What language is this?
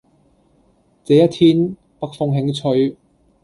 Cantonese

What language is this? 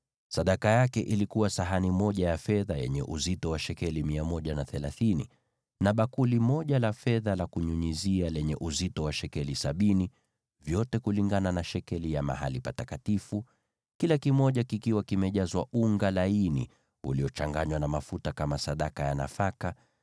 Swahili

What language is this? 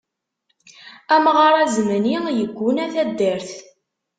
Kabyle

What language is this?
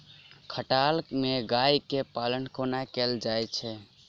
Maithili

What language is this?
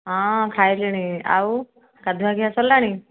Odia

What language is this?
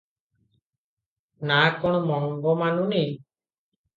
Odia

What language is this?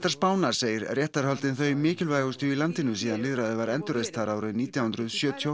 Icelandic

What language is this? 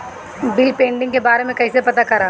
Bhojpuri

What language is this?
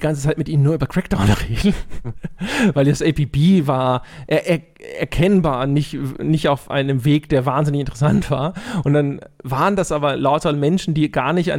German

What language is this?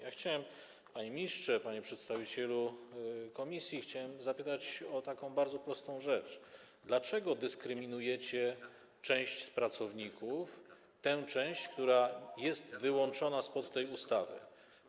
Polish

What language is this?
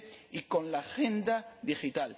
Spanish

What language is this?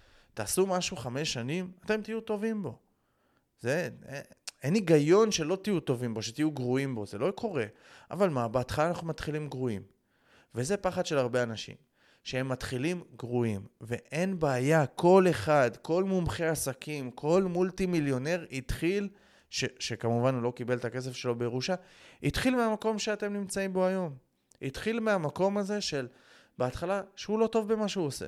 Hebrew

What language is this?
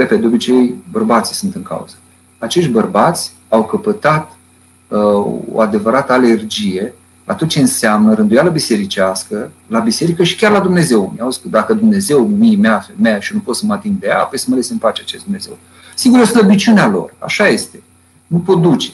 Romanian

